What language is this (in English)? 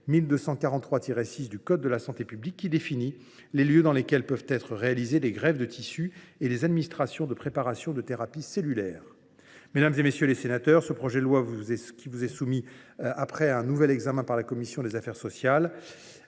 French